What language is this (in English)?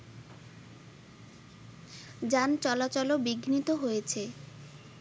Bangla